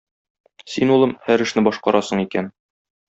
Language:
Tatar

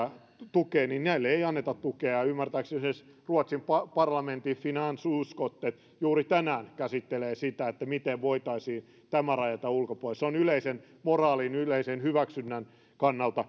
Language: Finnish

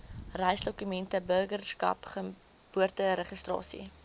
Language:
Afrikaans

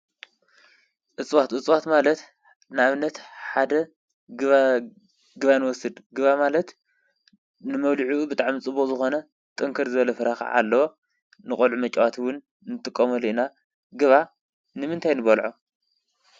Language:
Tigrinya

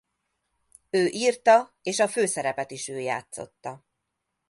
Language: Hungarian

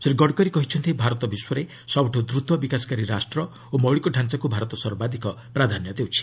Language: Odia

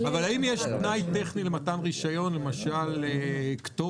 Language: Hebrew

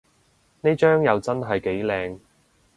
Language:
Cantonese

